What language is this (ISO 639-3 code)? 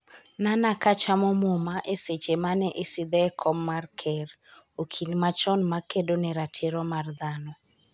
luo